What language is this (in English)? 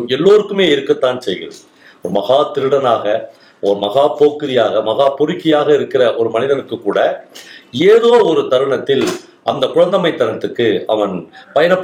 Tamil